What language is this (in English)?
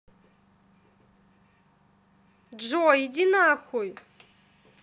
Russian